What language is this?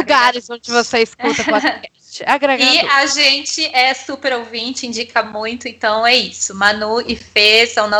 Portuguese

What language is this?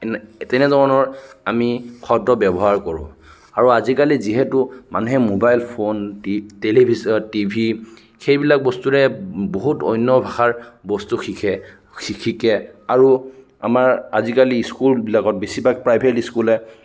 Assamese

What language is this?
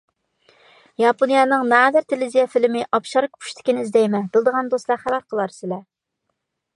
Uyghur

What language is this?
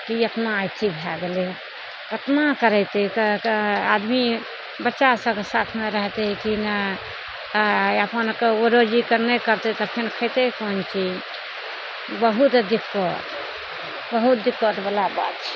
Maithili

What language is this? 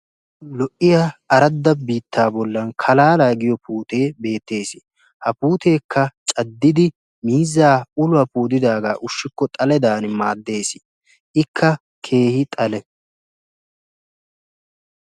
Wolaytta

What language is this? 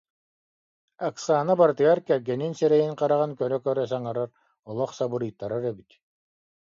Yakut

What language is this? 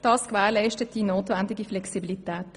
Swiss German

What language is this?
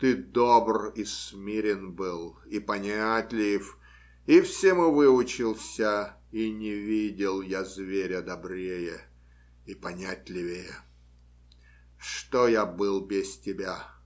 Russian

